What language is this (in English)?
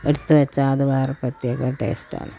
Malayalam